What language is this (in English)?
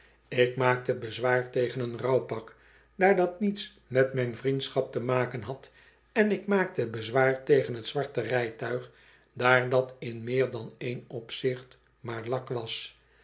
Dutch